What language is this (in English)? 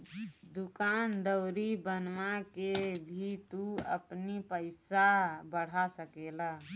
Bhojpuri